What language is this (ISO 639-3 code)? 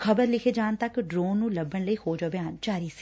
pan